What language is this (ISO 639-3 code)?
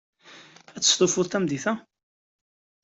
kab